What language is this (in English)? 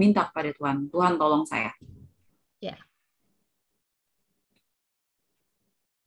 Indonesian